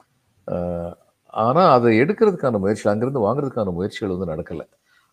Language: Tamil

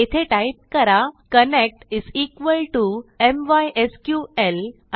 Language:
Marathi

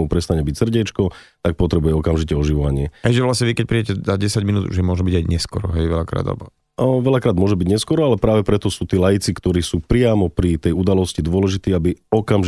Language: Slovak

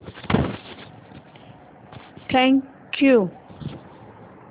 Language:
Marathi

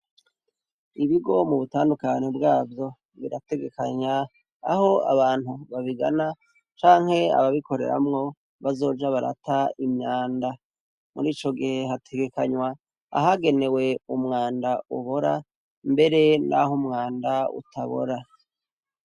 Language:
Rundi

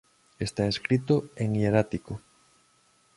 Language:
Galician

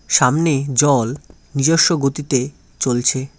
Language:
Bangla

